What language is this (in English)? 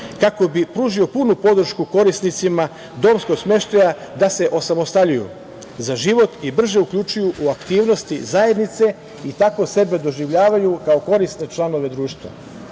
Serbian